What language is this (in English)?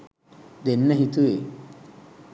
Sinhala